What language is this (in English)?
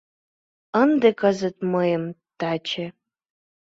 Mari